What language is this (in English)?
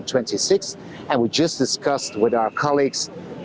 Indonesian